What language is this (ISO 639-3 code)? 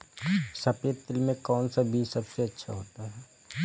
hin